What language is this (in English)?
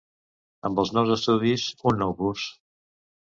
Catalan